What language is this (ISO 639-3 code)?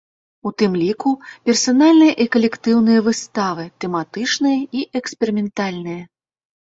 bel